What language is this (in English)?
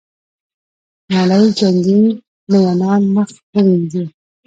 Pashto